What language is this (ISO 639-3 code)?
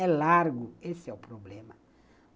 por